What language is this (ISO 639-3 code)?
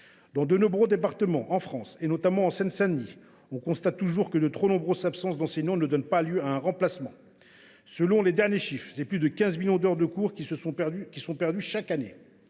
fra